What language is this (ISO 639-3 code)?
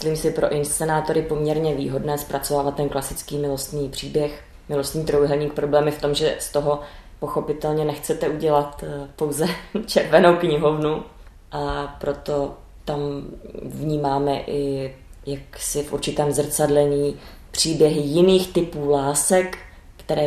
ces